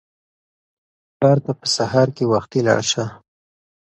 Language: Pashto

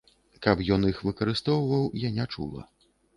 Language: Belarusian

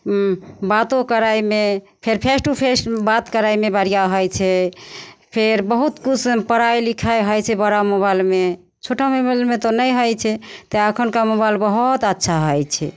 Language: Maithili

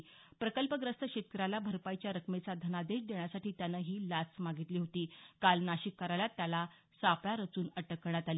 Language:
Marathi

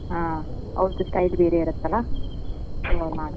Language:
Kannada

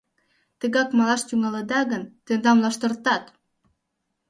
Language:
Mari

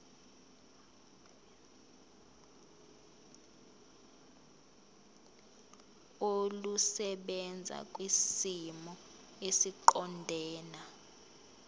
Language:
Zulu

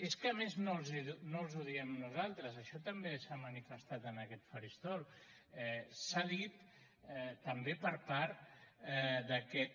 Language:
Catalan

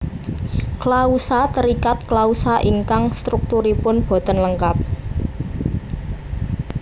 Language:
Javanese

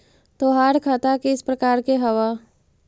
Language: Magahi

